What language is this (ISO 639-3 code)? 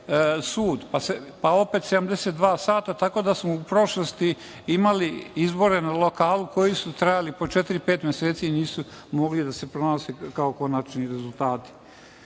srp